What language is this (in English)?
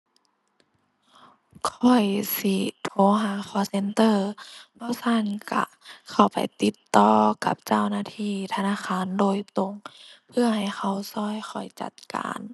Thai